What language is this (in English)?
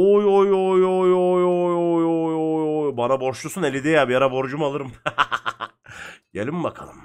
Turkish